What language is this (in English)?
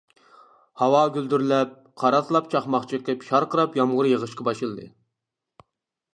Uyghur